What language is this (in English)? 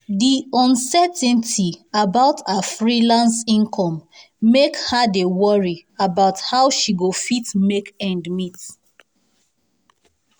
Nigerian Pidgin